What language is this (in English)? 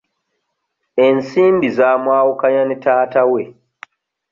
Ganda